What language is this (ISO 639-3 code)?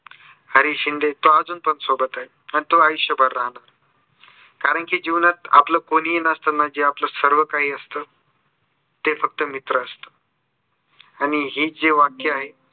mar